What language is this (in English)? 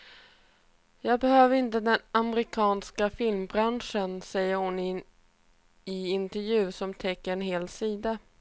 Swedish